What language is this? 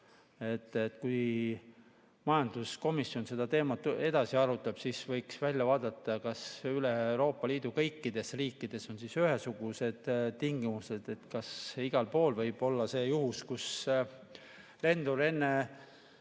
Estonian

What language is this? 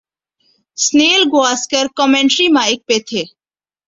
Urdu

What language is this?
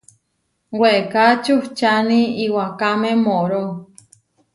Huarijio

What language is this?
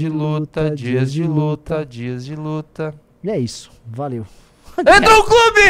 Portuguese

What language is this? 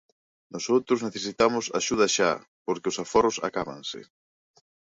Galician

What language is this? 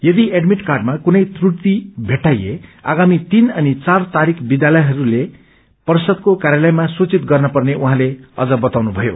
Nepali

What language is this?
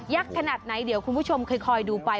Thai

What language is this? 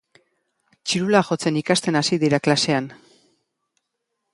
Basque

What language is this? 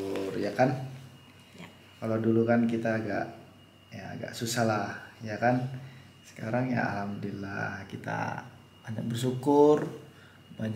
Indonesian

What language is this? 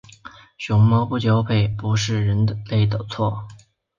Chinese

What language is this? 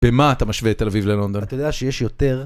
Hebrew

